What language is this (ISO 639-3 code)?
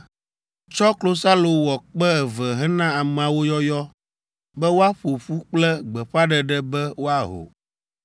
ewe